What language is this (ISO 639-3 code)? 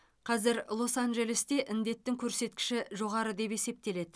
kaz